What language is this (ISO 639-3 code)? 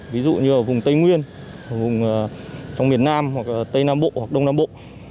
vie